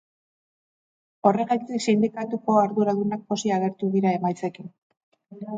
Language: Basque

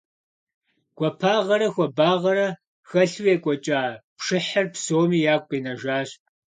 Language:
Kabardian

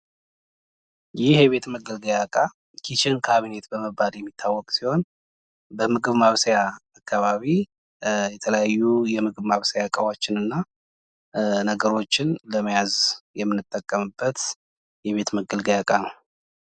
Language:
Amharic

